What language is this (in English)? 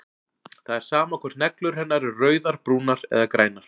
Icelandic